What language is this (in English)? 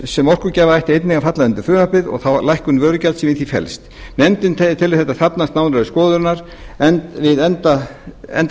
Icelandic